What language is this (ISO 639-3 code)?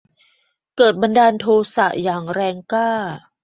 tha